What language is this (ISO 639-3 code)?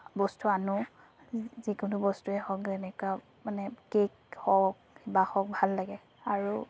asm